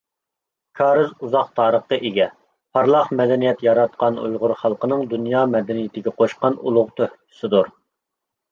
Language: Uyghur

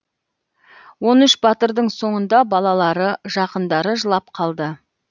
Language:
Kazakh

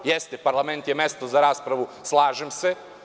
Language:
Serbian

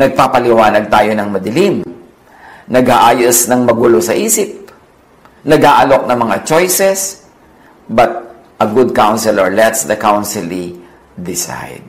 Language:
Filipino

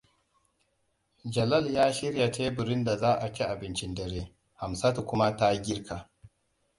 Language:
Hausa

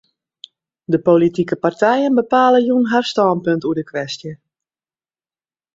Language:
Western Frisian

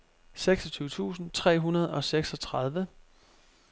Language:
Danish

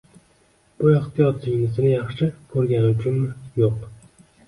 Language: Uzbek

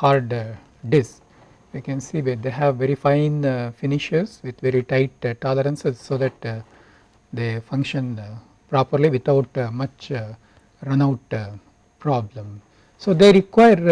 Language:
English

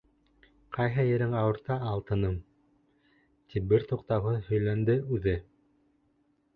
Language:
Bashkir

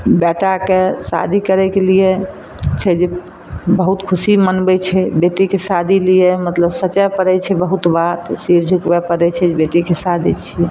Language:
Maithili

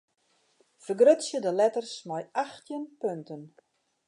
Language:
Western Frisian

